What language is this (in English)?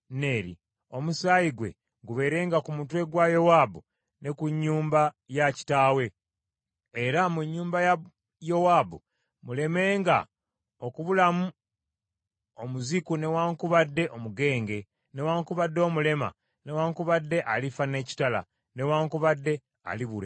Ganda